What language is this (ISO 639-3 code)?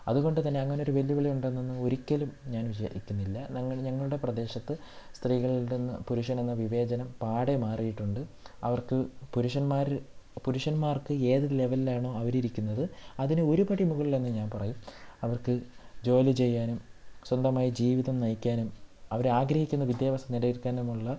mal